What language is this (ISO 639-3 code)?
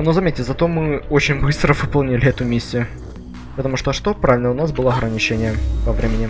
rus